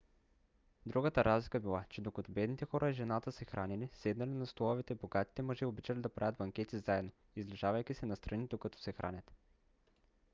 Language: Bulgarian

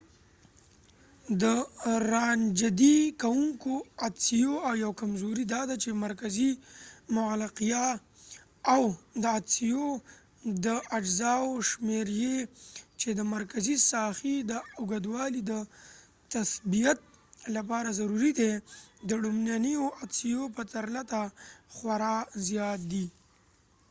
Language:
Pashto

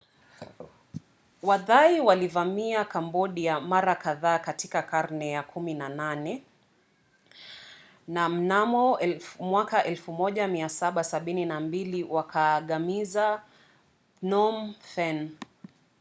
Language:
Swahili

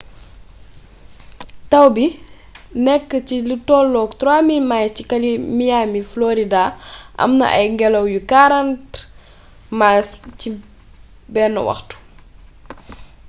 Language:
Wolof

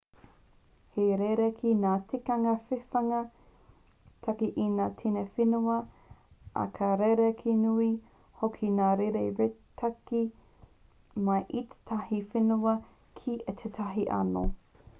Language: Māori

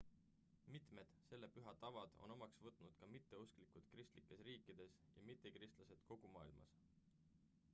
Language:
Estonian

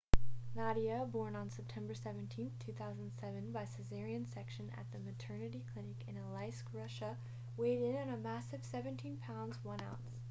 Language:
English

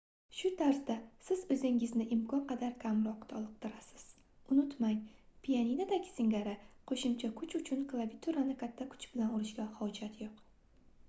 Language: Uzbek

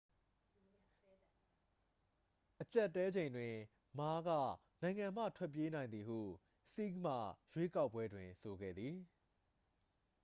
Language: Burmese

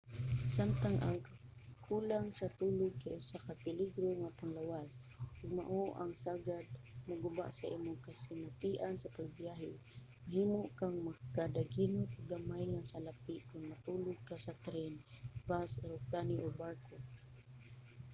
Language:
Cebuano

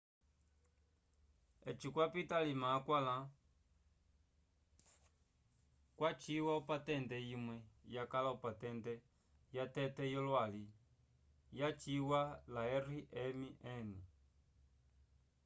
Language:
Umbundu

